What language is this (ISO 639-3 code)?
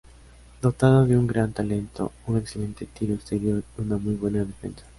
spa